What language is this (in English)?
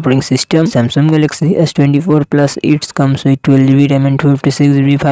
Hindi